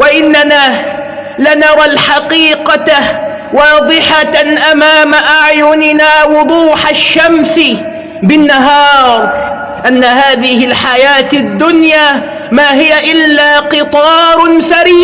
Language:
Arabic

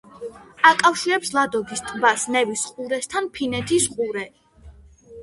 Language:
Georgian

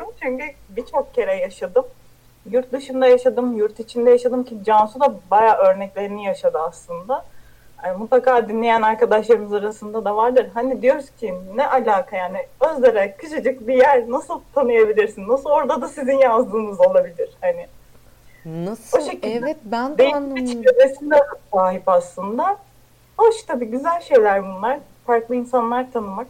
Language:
Turkish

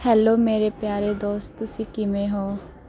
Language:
Punjabi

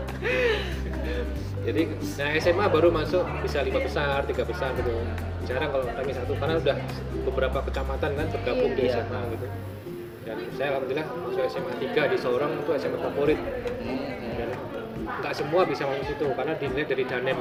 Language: Indonesian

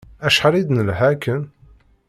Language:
Kabyle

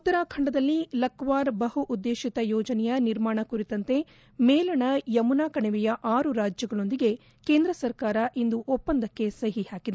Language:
Kannada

